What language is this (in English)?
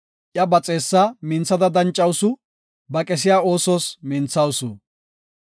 Gofa